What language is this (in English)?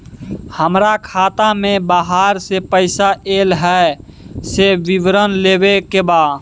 Maithili